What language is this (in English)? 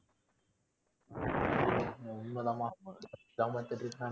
Tamil